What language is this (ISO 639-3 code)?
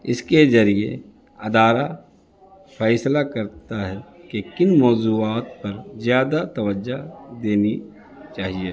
urd